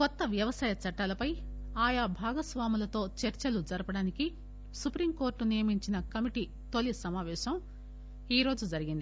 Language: Telugu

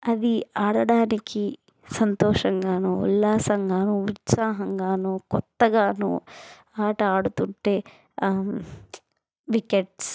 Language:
Telugu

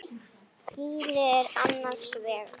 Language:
Icelandic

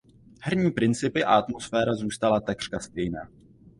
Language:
Czech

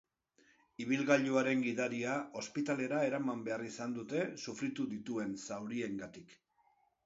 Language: Basque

